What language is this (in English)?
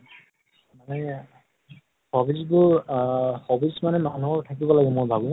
Assamese